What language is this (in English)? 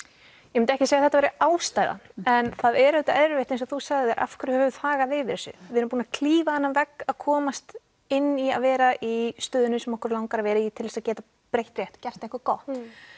Icelandic